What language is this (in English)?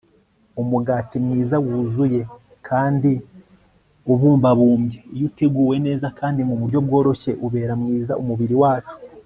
Kinyarwanda